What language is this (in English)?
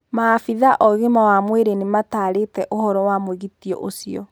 Kikuyu